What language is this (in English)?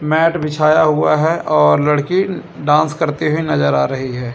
Hindi